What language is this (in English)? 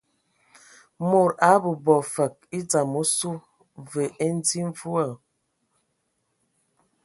Ewondo